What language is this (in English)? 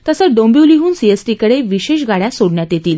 Marathi